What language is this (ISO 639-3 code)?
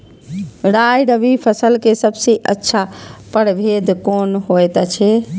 mai